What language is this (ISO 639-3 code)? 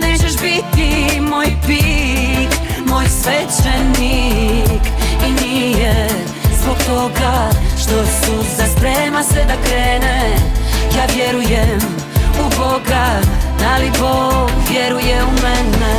hrv